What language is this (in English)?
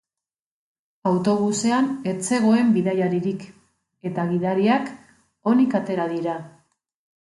Basque